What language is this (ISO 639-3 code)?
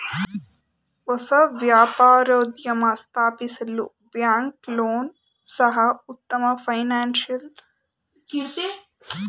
kan